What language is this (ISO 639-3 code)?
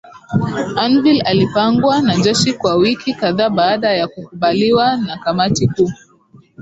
swa